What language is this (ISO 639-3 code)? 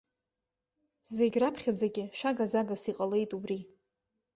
abk